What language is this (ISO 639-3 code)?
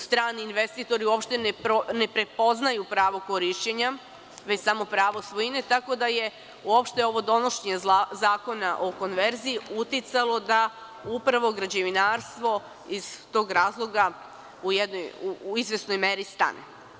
srp